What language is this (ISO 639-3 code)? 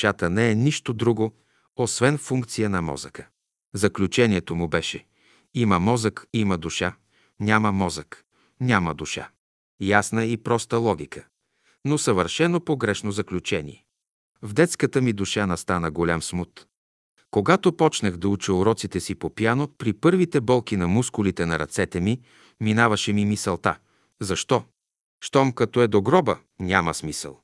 bul